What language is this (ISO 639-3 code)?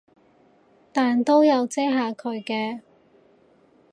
yue